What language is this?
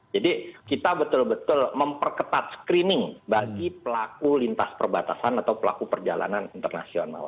Indonesian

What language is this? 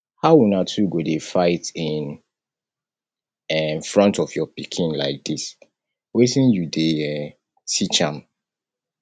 Nigerian Pidgin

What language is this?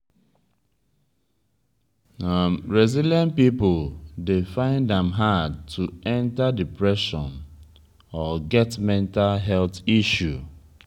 Nigerian Pidgin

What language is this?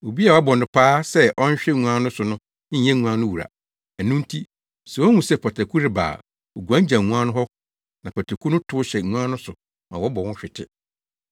Akan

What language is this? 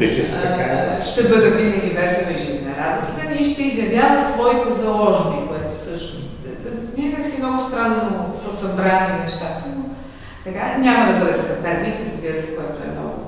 Bulgarian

